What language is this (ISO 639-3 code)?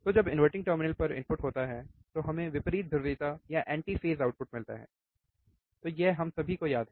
hin